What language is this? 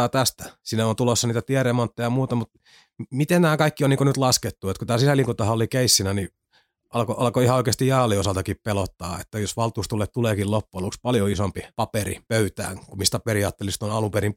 Finnish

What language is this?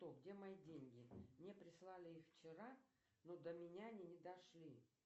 Russian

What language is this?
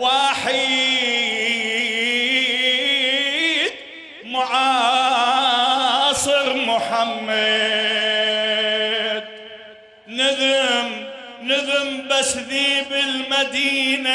Arabic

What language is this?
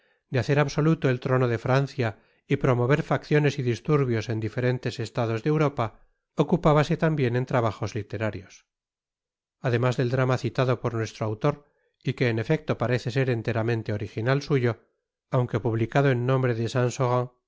Spanish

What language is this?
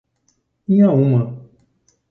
Portuguese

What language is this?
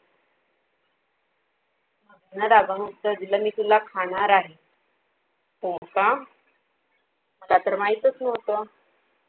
Marathi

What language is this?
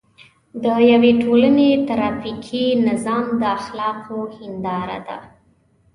Pashto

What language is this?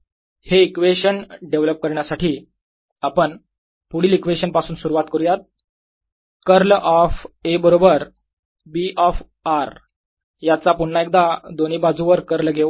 Marathi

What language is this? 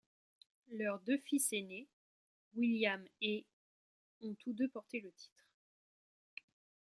French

